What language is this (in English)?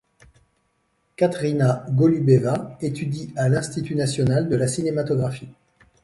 French